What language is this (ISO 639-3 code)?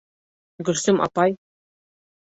bak